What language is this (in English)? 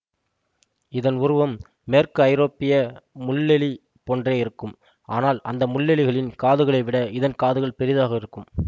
Tamil